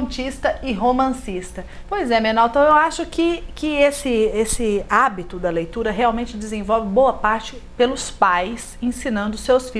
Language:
Portuguese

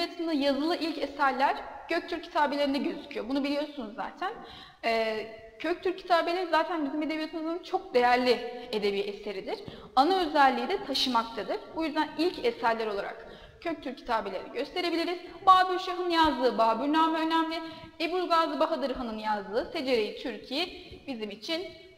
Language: Turkish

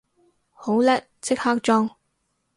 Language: Cantonese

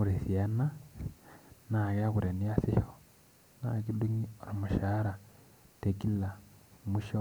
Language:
Masai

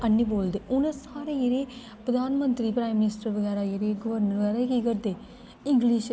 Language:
Dogri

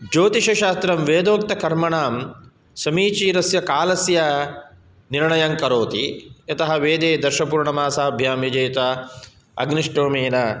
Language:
Sanskrit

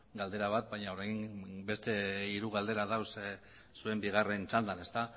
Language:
Basque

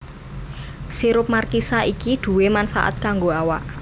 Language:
Javanese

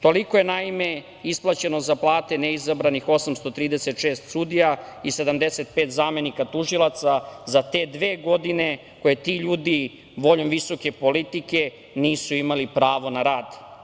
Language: Serbian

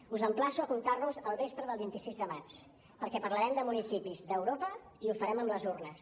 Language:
Catalan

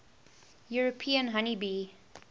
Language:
English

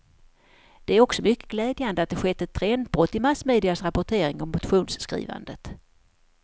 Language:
Swedish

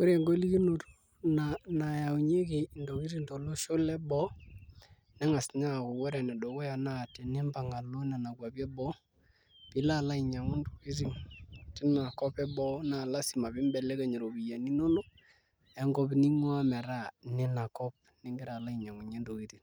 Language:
Masai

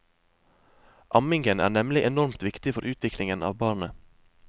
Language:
Norwegian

